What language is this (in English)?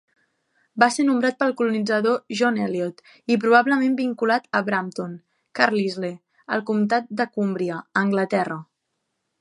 Catalan